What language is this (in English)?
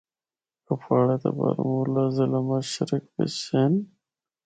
Northern Hindko